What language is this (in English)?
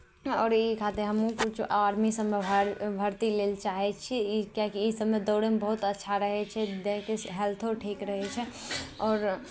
Maithili